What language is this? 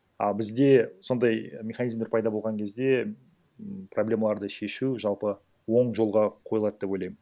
Kazakh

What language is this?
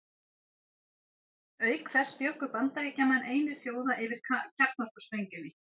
Icelandic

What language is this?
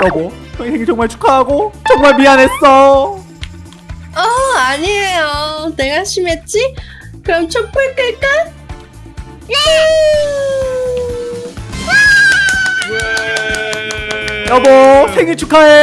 Korean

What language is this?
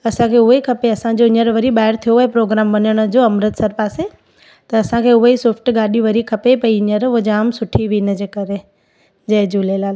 Sindhi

